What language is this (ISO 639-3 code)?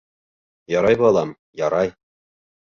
bak